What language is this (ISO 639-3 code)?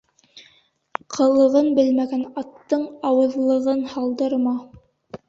bak